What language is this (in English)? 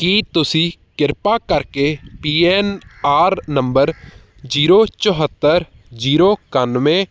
Punjabi